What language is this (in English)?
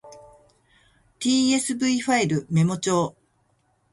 Japanese